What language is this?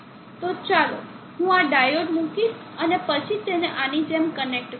Gujarati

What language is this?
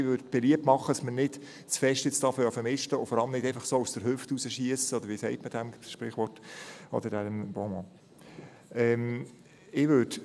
Swiss German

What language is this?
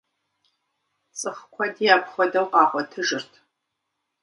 Kabardian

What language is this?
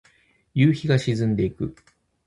Japanese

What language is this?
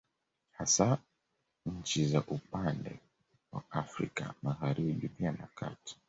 Swahili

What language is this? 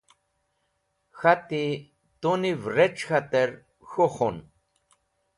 Wakhi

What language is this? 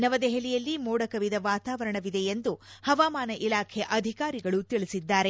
Kannada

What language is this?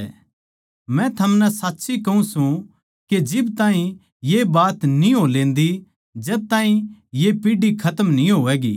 Haryanvi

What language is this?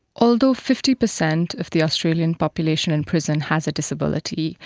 English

